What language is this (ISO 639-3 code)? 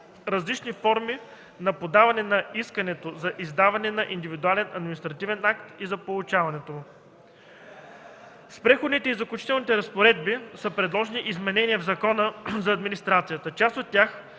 bul